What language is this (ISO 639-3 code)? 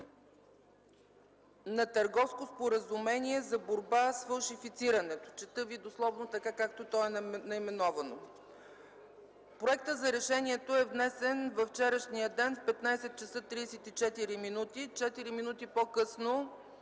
bul